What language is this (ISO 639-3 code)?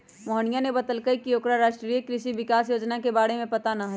mag